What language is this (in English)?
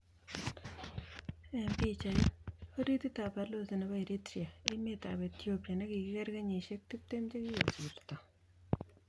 Kalenjin